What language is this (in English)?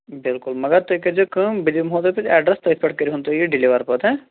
Kashmiri